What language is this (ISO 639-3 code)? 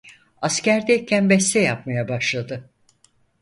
tur